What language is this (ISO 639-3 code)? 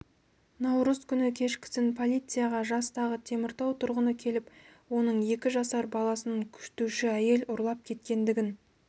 kaz